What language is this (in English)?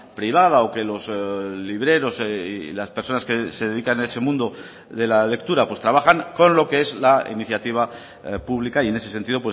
Spanish